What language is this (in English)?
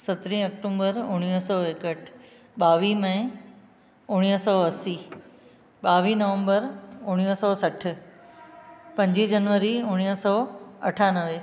Sindhi